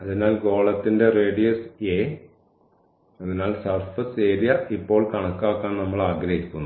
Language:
Malayalam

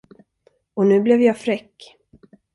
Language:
Swedish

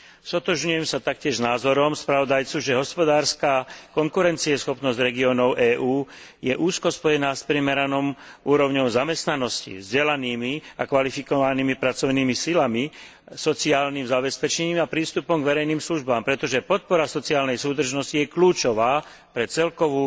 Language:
Slovak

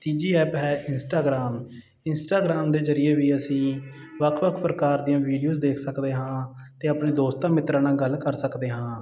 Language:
Punjabi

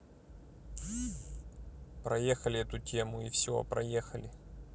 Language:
Russian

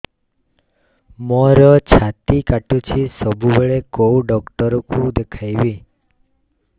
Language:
Odia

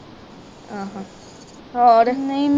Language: Punjabi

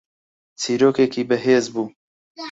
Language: Central Kurdish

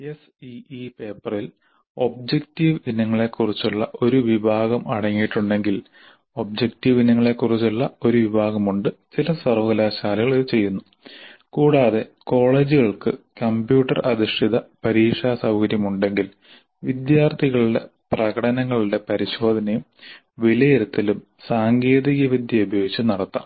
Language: Malayalam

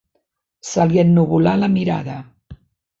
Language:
Catalan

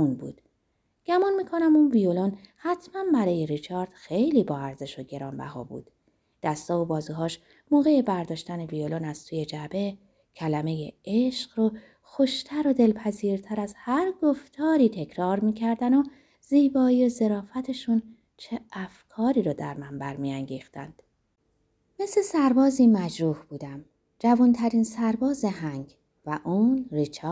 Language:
Persian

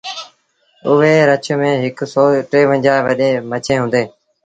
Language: Sindhi Bhil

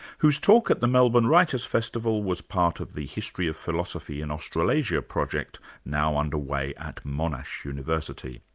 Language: English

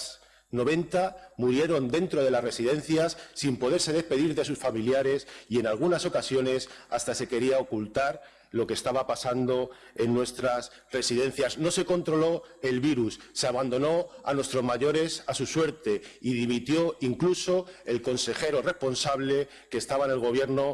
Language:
Spanish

